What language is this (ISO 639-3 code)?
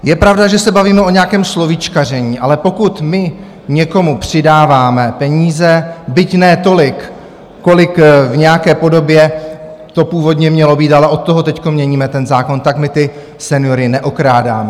ces